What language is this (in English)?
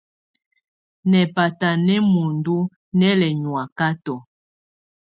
Tunen